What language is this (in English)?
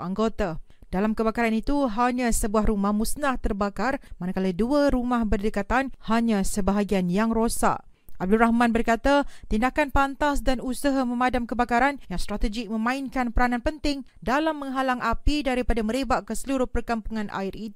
Malay